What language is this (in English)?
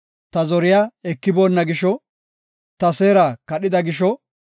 Gofa